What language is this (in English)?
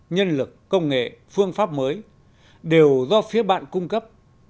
Vietnamese